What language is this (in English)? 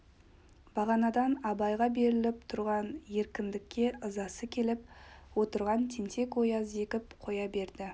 Kazakh